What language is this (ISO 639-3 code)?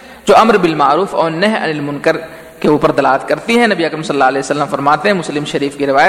urd